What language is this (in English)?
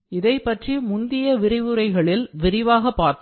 Tamil